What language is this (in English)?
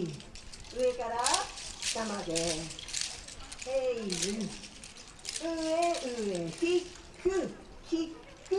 Japanese